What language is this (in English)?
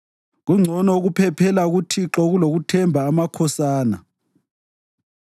North Ndebele